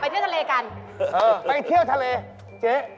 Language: Thai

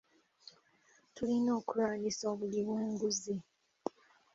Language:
Ganda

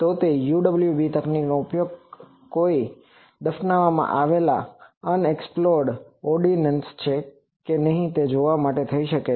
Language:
Gujarati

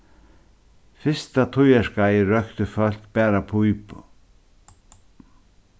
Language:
Faroese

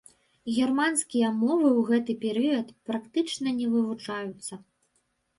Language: Belarusian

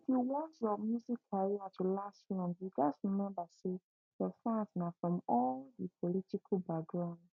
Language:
Nigerian Pidgin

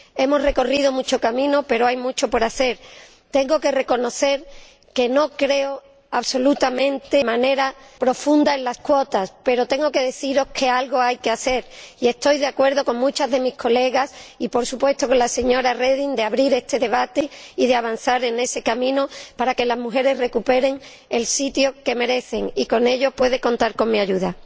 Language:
Spanish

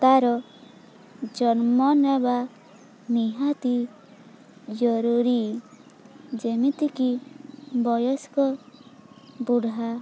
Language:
Odia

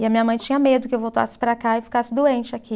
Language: Portuguese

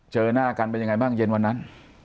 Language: Thai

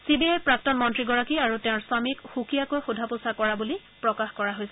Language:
Assamese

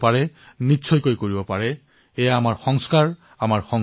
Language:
Assamese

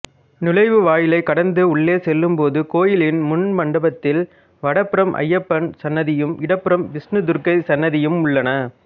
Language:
Tamil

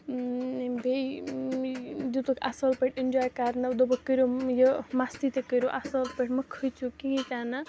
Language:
Kashmiri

